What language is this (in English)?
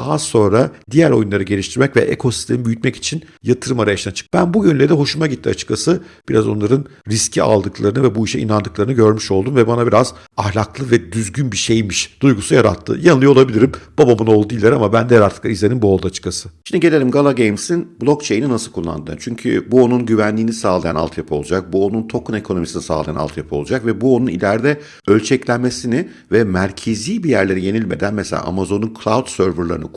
Turkish